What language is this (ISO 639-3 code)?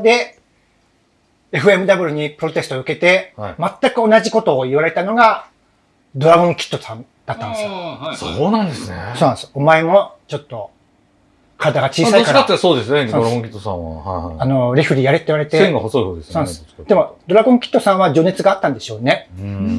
jpn